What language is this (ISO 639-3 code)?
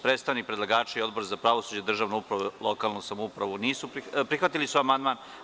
srp